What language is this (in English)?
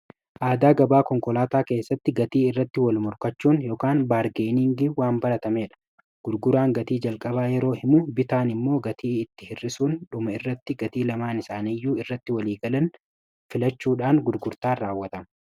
Oromo